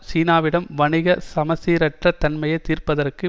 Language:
Tamil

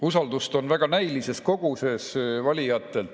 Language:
Estonian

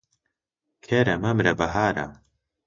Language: Central Kurdish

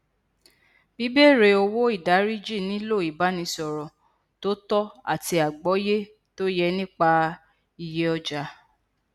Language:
Yoruba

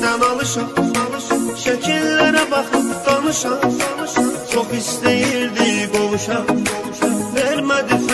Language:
Turkish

